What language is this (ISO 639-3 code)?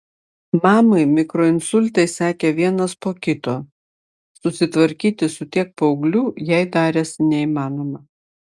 lit